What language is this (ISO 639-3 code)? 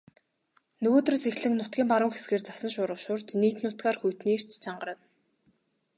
mon